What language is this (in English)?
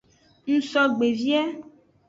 Aja (Benin)